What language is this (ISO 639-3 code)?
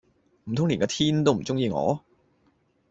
yue